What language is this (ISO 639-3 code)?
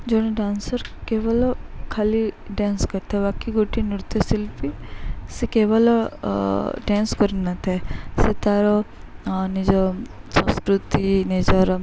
ori